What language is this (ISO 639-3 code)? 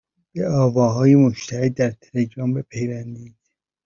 fas